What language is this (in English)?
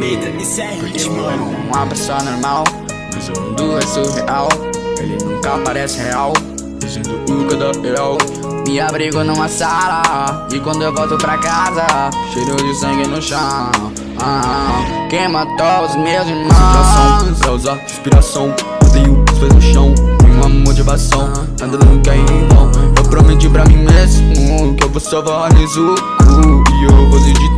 Italian